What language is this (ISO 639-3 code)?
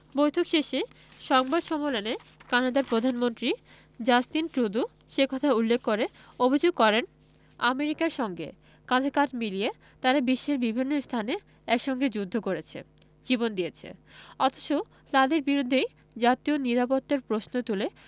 ben